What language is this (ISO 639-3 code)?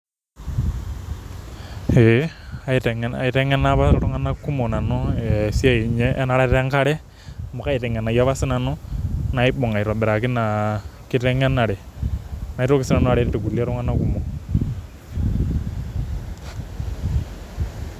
mas